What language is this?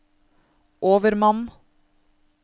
Norwegian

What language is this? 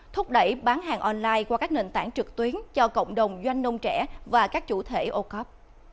Vietnamese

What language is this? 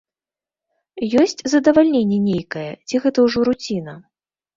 Belarusian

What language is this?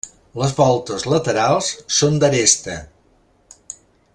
Catalan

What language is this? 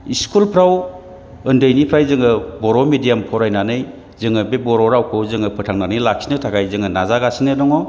Bodo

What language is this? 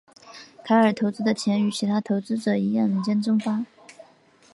Chinese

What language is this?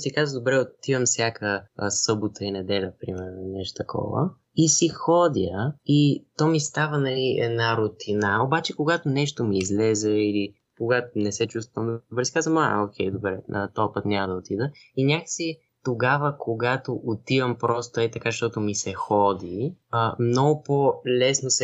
Bulgarian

